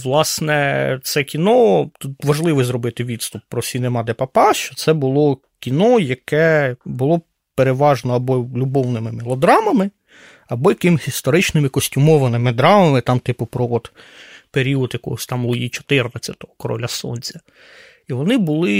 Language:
Ukrainian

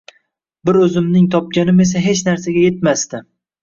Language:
Uzbek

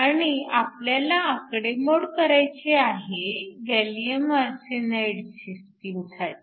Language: Marathi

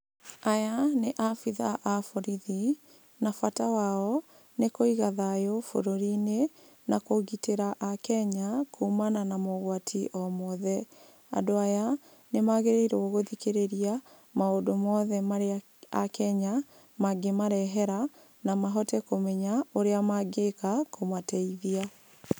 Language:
Kikuyu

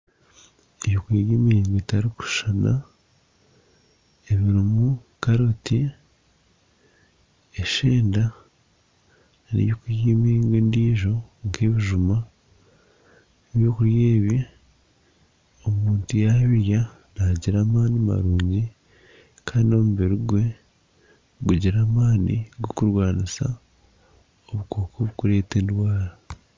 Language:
Nyankole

